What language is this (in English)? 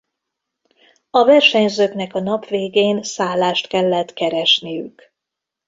Hungarian